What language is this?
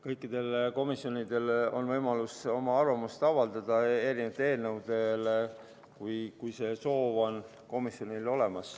Estonian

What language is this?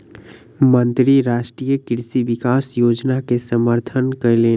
Maithili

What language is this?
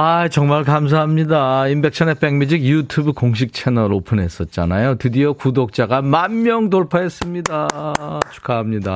Korean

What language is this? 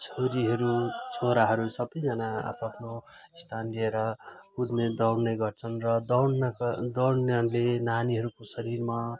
Nepali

